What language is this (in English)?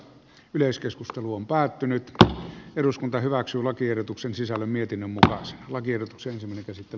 Finnish